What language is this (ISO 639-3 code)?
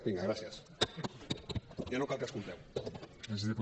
cat